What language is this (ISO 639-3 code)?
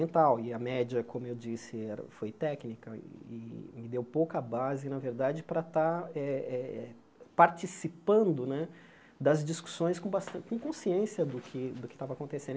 por